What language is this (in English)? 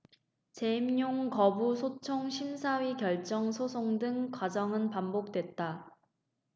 Korean